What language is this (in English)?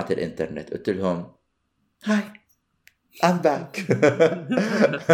Arabic